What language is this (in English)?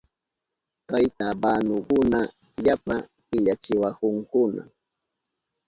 Southern Pastaza Quechua